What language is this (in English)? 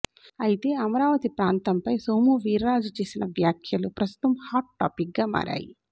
Telugu